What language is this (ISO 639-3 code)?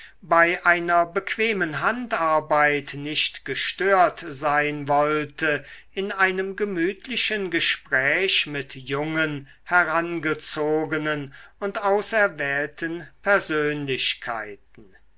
deu